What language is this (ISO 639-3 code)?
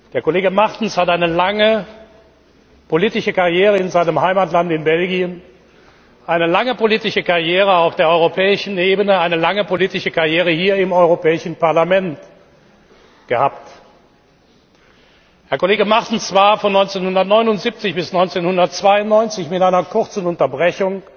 deu